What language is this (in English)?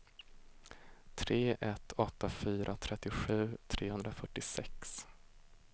Swedish